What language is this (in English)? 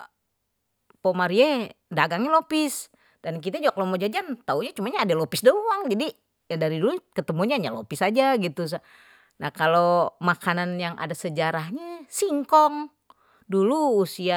Betawi